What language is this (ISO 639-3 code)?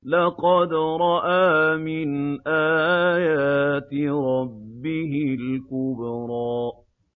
ara